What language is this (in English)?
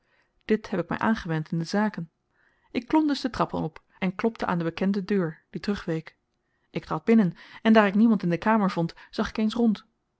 Dutch